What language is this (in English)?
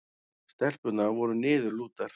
Icelandic